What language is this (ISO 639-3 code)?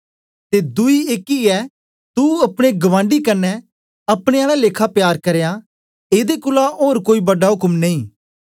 doi